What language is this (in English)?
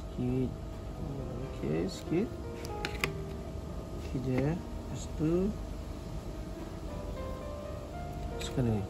Malay